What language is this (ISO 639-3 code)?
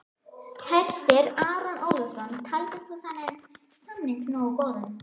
isl